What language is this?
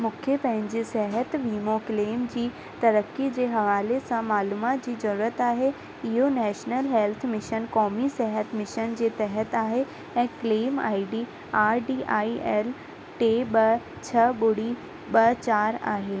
Sindhi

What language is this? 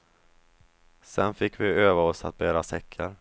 Swedish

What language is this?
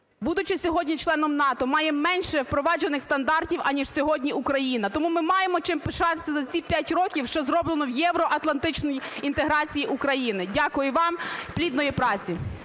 Ukrainian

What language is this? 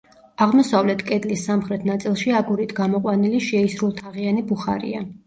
Georgian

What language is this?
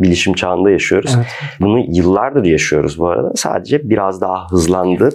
Turkish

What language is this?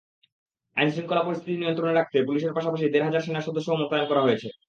Bangla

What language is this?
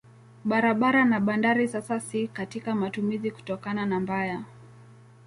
Swahili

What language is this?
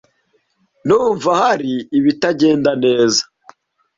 Kinyarwanda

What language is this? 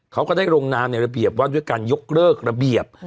Thai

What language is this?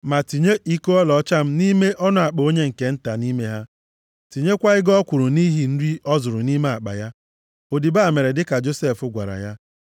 Igbo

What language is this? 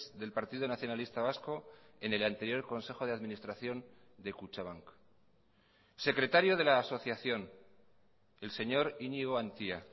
Spanish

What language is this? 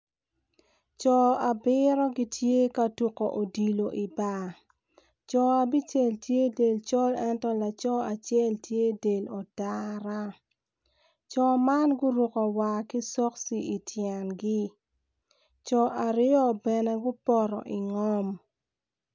Acoli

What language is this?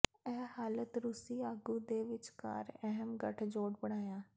Punjabi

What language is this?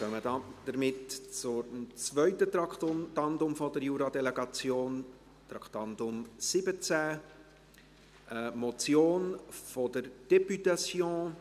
Swiss German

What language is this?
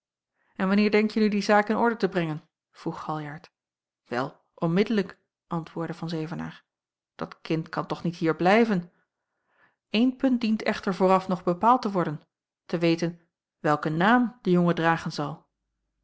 Dutch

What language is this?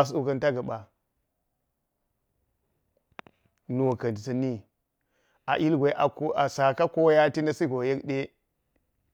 Geji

